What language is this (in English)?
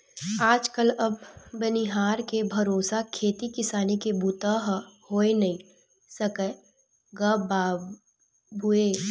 Chhattisgarhi